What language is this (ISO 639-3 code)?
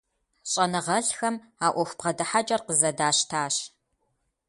kbd